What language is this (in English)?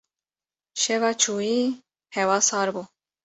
Kurdish